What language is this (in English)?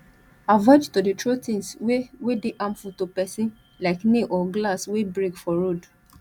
Nigerian Pidgin